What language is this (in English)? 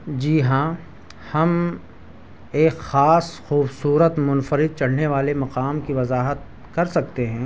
Urdu